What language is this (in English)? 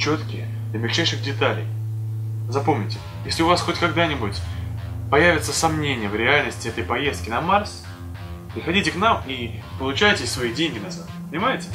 Russian